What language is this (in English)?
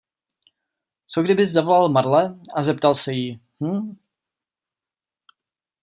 Czech